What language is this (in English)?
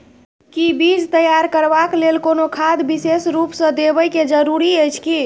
Maithili